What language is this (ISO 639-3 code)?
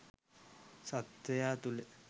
sin